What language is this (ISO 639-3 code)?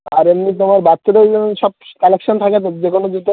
ben